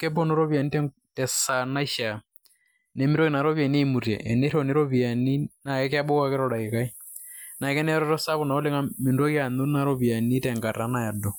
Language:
Masai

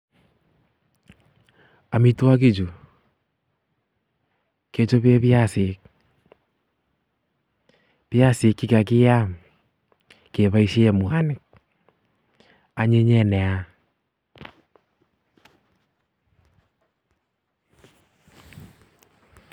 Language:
Kalenjin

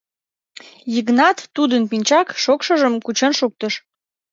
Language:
Mari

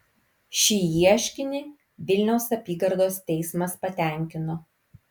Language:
Lithuanian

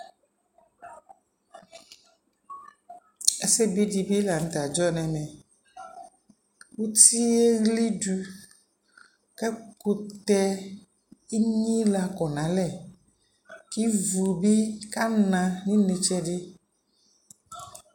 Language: Ikposo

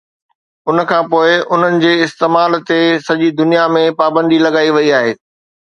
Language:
Sindhi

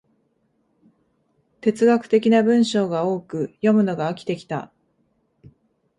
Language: Japanese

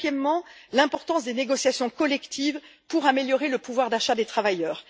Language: French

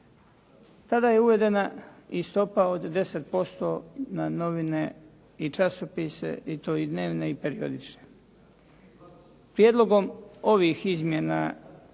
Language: Croatian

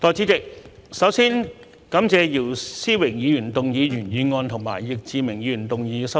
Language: Cantonese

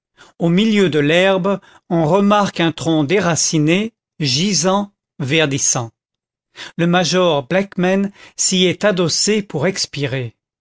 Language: French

